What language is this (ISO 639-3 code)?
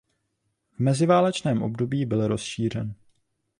ces